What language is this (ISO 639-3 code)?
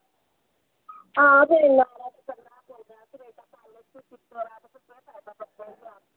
doi